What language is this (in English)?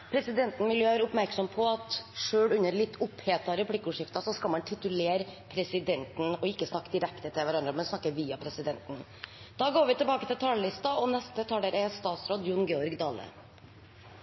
Norwegian